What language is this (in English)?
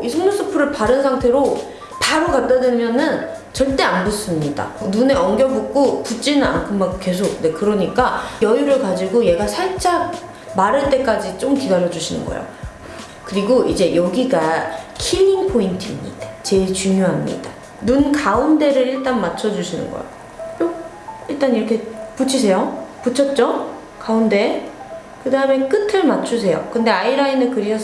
Korean